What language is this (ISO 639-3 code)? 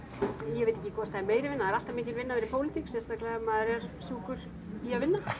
isl